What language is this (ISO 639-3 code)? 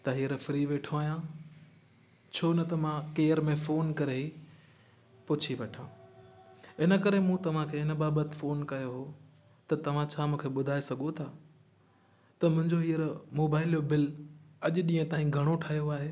snd